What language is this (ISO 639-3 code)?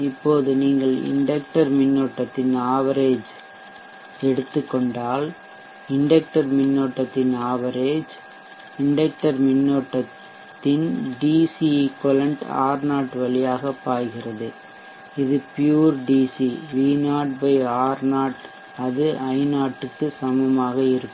tam